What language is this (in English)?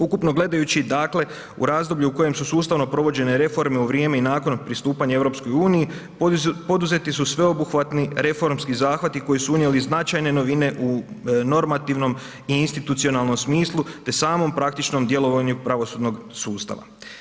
Croatian